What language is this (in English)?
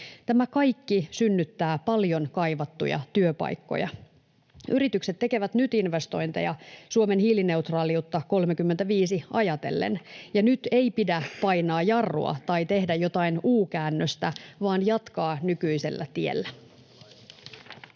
Finnish